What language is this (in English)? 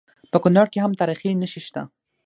Pashto